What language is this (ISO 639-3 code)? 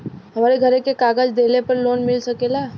bho